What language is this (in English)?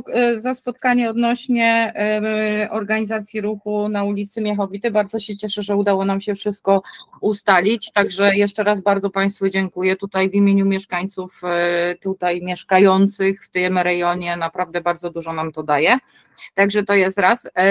Polish